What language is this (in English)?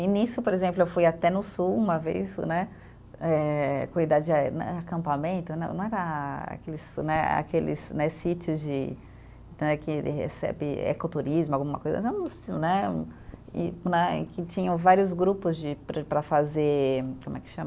Portuguese